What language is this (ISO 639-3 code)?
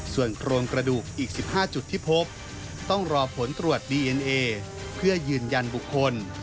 tha